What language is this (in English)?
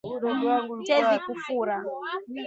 Swahili